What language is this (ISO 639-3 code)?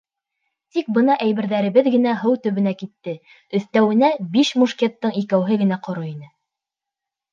bak